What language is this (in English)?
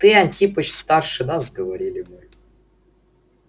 Russian